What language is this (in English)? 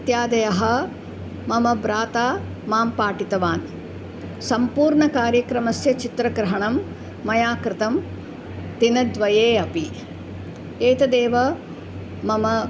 Sanskrit